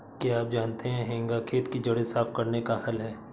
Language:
Hindi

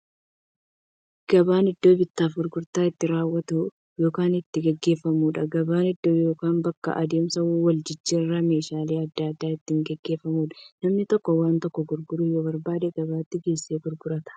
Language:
Oromo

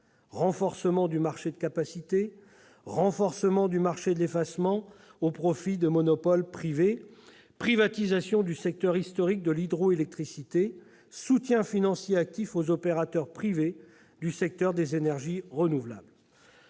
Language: French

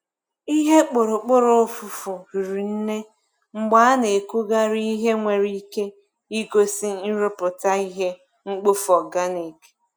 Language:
Igbo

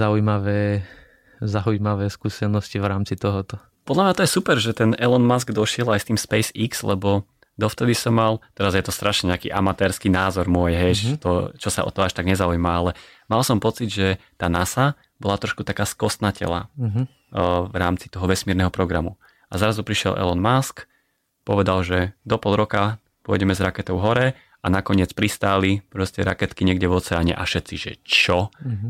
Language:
Slovak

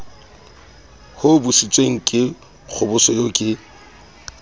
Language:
Southern Sotho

